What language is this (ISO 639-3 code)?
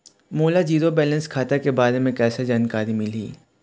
hne